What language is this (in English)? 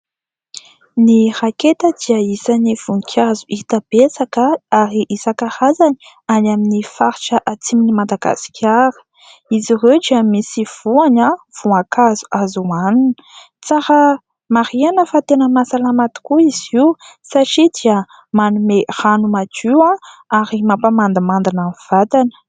Malagasy